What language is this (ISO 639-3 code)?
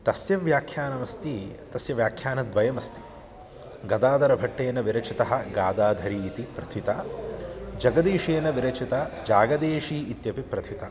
san